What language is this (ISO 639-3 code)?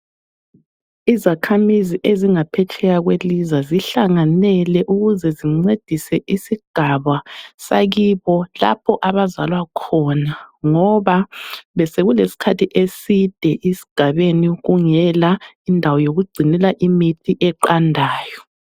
nde